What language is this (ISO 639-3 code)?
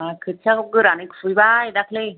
brx